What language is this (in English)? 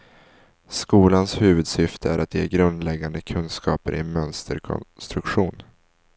Swedish